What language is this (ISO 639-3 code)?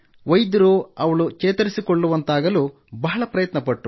kan